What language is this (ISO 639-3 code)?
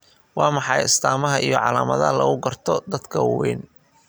som